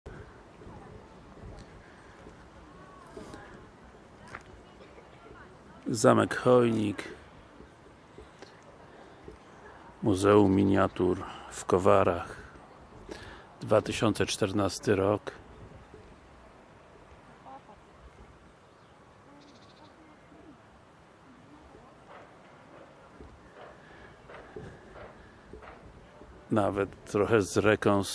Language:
Polish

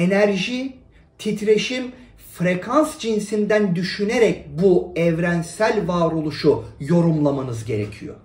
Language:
Turkish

